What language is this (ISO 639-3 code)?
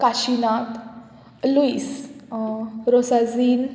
kok